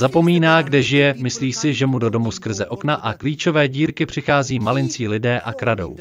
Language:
Czech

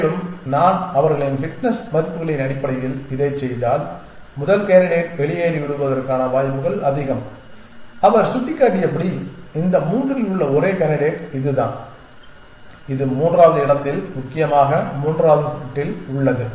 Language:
Tamil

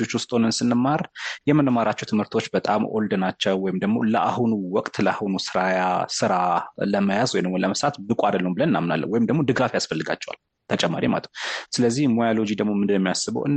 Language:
Amharic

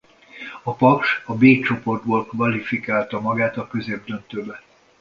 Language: Hungarian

